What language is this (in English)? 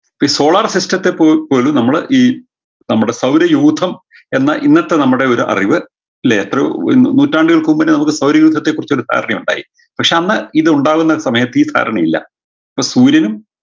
Malayalam